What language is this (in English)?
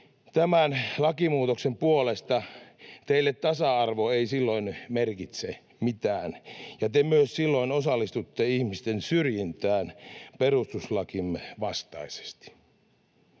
Finnish